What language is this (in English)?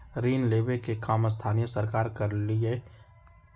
Magahi